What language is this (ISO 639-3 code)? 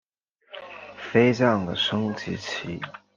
zho